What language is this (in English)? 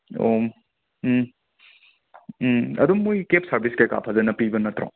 Manipuri